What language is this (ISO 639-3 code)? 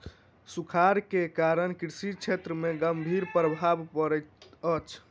mai